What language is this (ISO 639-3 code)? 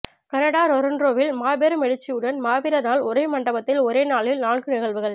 tam